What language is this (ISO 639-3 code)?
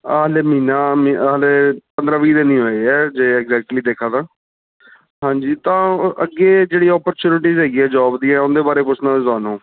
pan